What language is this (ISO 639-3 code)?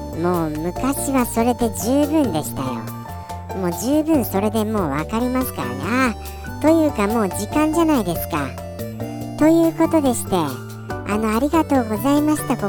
jpn